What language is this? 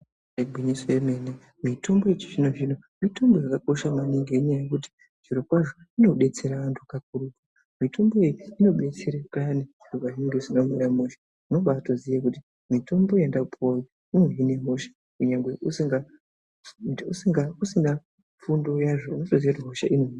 Ndau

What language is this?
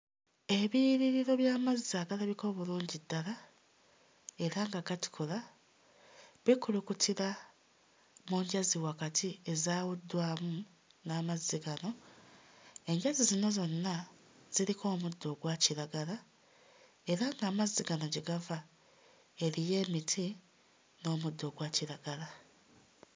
Ganda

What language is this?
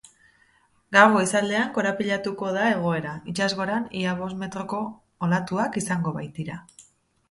Basque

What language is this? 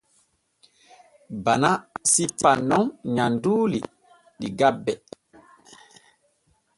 Borgu Fulfulde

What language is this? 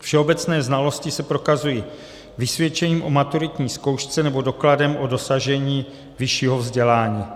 Czech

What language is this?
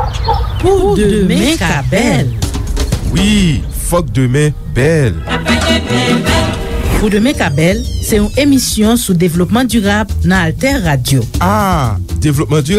French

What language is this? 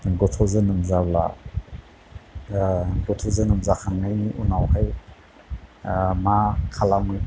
Bodo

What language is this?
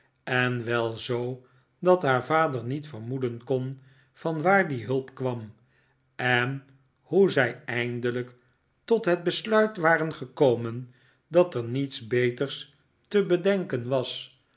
Dutch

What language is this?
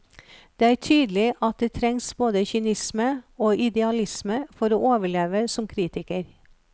Norwegian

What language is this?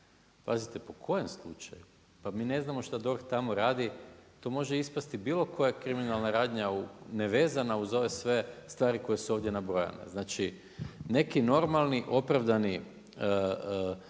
Croatian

